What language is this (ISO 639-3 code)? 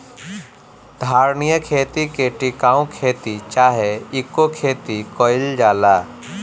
bho